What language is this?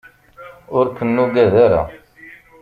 Kabyle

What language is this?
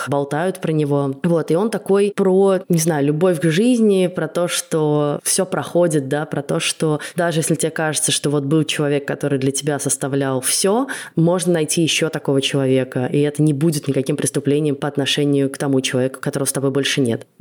Russian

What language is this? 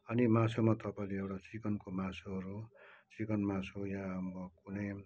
Nepali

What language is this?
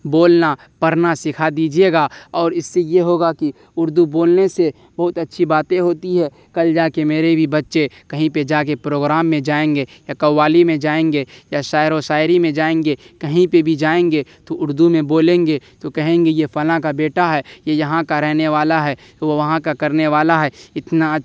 Urdu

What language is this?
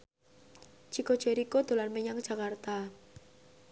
Javanese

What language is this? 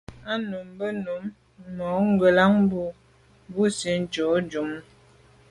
Medumba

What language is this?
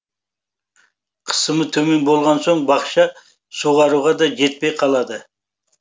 Kazakh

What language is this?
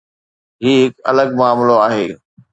Sindhi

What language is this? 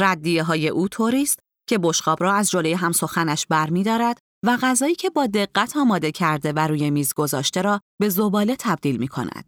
Persian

